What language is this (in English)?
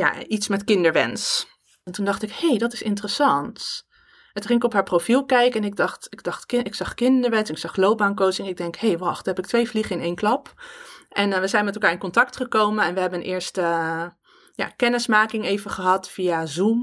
Dutch